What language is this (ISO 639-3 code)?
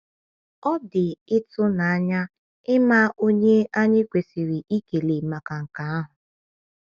ibo